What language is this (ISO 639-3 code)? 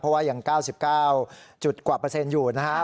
tha